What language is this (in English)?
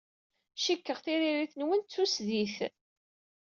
Kabyle